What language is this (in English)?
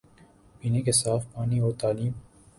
Urdu